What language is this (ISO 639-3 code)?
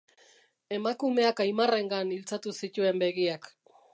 eus